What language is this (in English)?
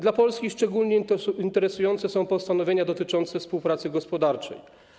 Polish